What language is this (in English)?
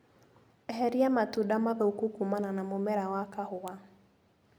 Kikuyu